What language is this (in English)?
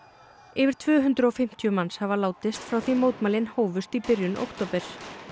Icelandic